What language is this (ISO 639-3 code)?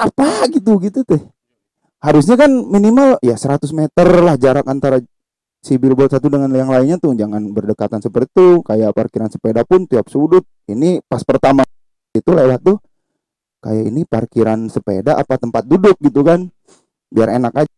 ind